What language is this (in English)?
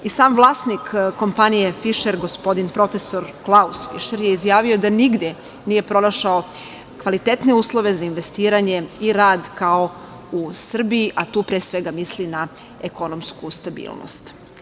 Serbian